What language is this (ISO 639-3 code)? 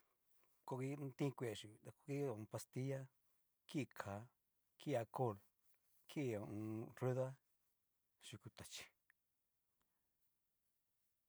miu